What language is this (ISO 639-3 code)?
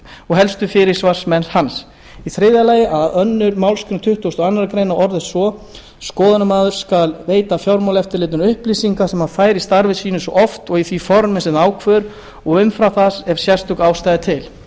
isl